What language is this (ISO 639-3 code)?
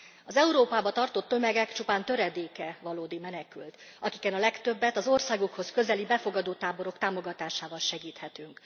hun